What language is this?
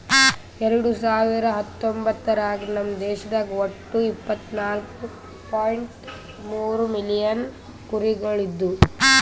Kannada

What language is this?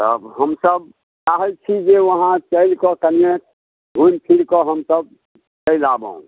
Maithili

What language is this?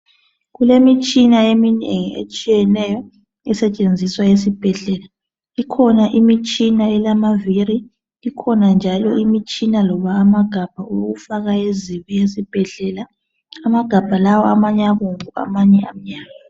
North Ndebele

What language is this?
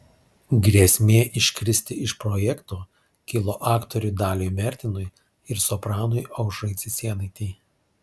Lithuanian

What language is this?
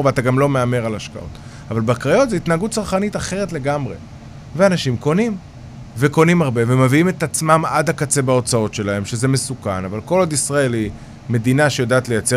Hebrew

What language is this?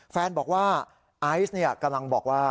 Thai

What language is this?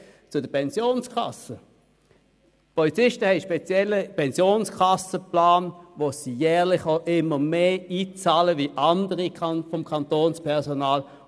Swiss German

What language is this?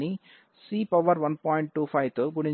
Telugu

